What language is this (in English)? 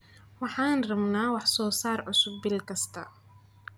Somali